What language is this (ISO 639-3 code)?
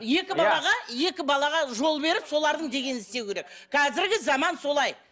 kaz